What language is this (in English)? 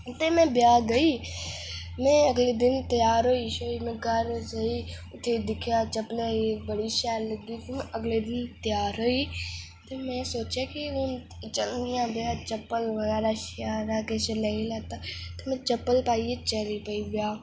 Dogri